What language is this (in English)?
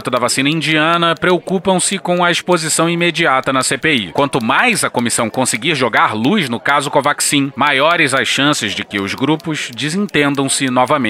Portuguese